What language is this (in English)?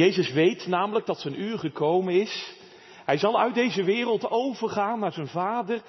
Dutch